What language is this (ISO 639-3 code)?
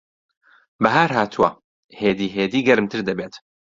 ckb